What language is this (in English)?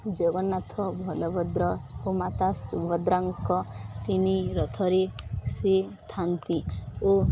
Odia